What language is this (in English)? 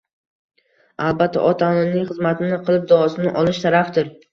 Uzbek